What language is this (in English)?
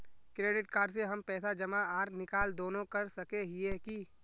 Magahi